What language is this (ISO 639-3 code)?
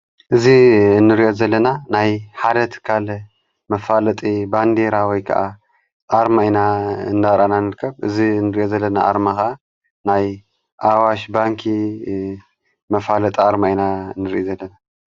tir